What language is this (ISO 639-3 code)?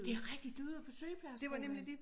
dan